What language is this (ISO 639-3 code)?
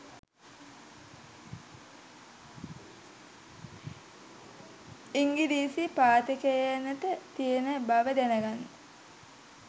sin